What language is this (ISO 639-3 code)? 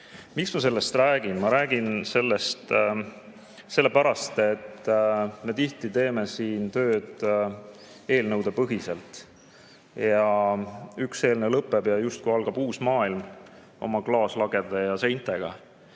est